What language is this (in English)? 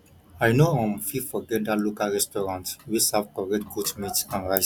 Nigerian Pidgin